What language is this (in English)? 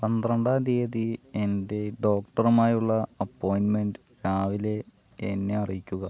Malayalam